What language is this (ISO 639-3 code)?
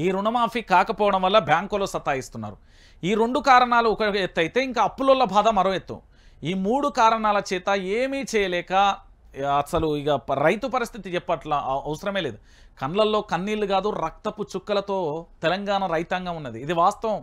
tel